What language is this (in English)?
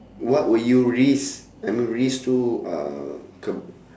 English